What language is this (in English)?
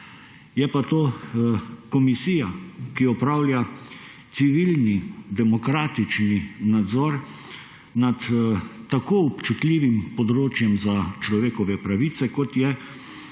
Slovenian